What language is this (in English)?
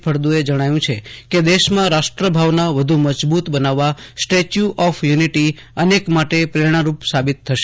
Gujarati